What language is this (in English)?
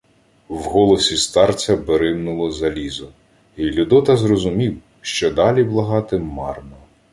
Ukrainian